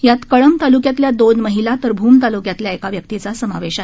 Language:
Marathi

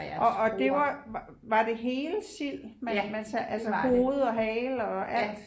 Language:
Danish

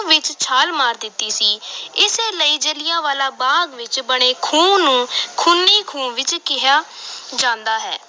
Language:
Punjabi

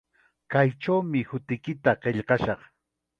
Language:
Chiquián Ancash Quechua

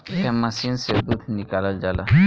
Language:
Bhojpuri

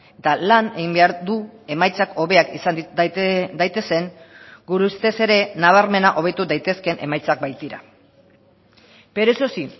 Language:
Basque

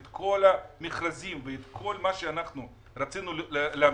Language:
Hebrew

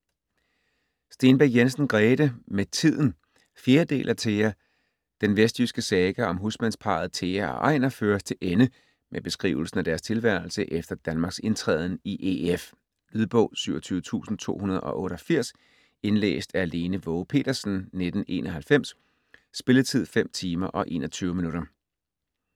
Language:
Danish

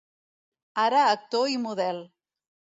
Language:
Catalan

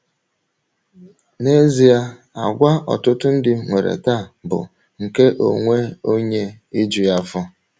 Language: Igbo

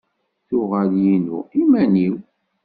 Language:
Kabyle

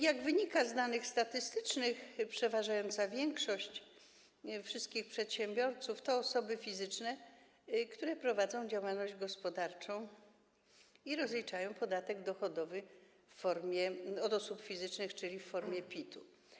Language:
Polish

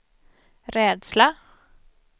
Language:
Swedish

